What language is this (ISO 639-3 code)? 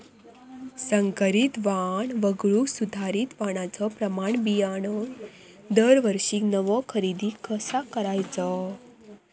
mar